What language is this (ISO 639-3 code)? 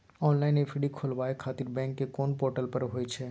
mai